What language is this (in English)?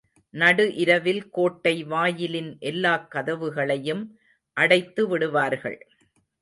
Tamil